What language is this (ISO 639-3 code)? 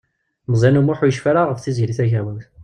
kab